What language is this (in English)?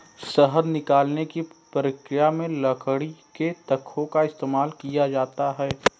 Hindi